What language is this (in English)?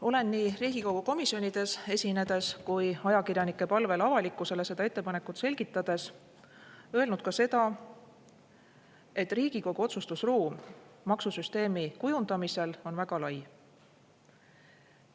Estonian